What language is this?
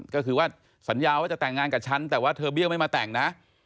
Thai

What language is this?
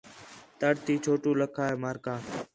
Khetrani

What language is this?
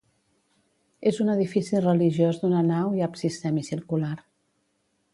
Catalan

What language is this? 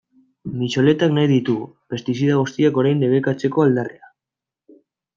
Basque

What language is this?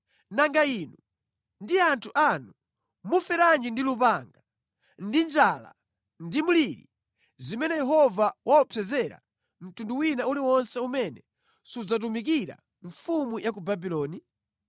Nyanja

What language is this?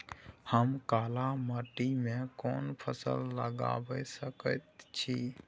Maithili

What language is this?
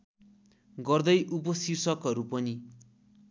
Nepali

